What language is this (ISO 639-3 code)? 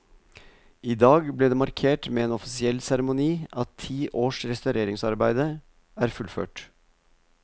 nor